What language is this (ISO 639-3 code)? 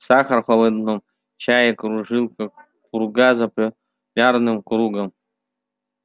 rus